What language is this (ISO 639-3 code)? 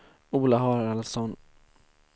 swe